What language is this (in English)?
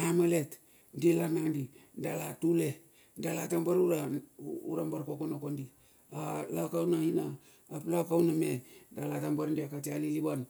Bilur